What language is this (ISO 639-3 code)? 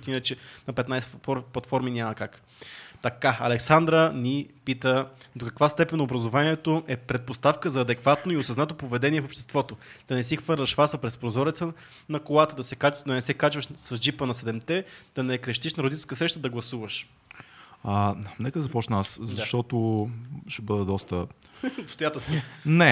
bul